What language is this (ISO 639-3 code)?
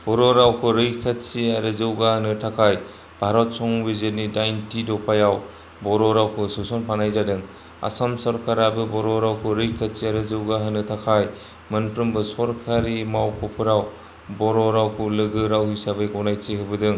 brx